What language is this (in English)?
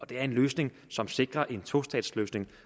Danish